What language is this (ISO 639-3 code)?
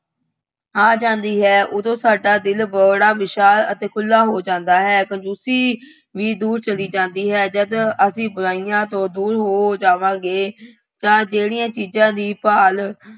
pan